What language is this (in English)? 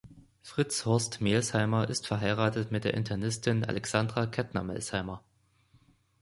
German